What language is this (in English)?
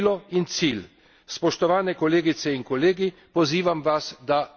Slovenian